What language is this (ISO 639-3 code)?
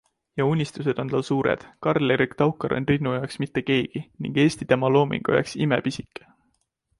est